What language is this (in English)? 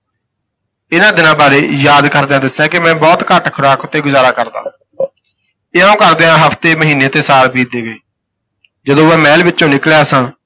Punjabi